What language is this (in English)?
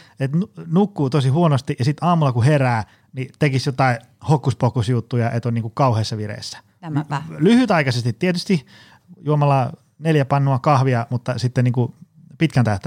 Finnish